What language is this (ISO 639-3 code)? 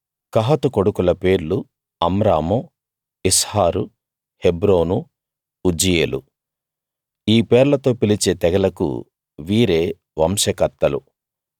tel